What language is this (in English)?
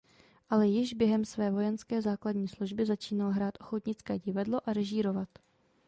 Czech